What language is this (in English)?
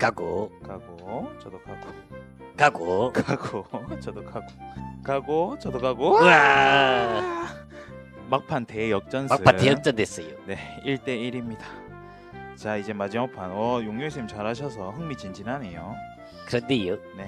Korean